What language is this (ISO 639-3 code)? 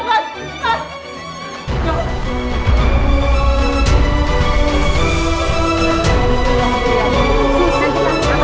ind